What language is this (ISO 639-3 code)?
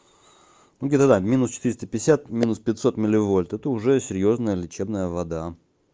rus